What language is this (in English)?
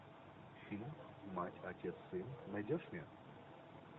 Russian